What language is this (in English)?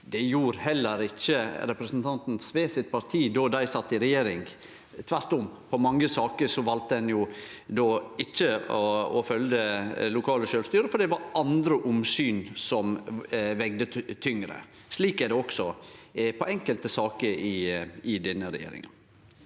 Norwegian